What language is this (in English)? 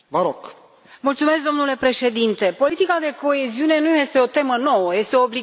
Romanian